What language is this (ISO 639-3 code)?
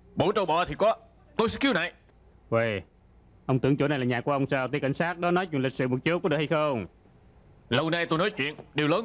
vie